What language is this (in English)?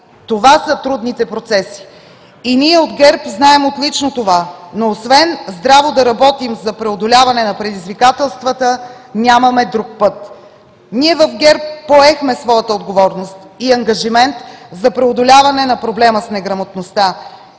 Bulgarian